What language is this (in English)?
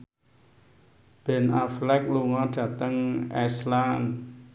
Javanese